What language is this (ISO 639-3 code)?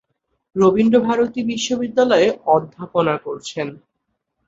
ben